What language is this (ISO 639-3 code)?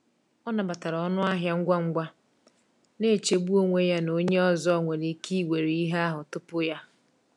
ibo